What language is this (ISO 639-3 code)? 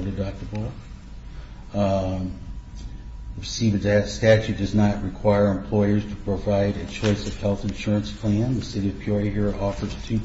eng